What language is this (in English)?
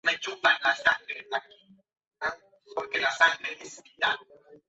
Spanish